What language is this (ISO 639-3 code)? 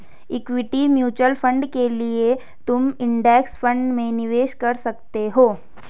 hin